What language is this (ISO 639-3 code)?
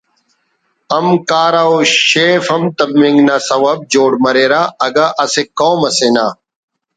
brh